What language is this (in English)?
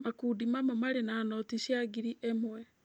Kikuyu